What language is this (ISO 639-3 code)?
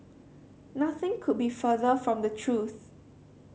eng